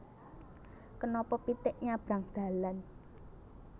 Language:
Javanese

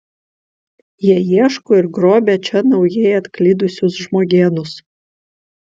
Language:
Lithuanian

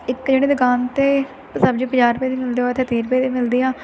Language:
Punjabi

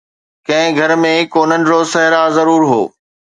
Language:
Sindhi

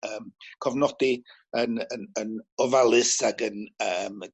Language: Welsh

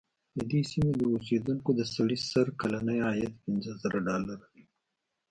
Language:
Pashto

